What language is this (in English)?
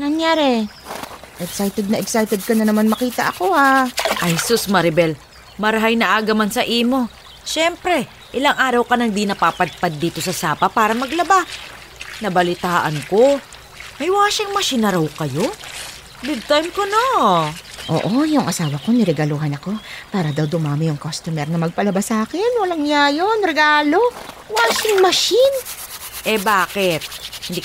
Filipino